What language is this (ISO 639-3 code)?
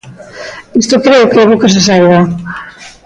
glg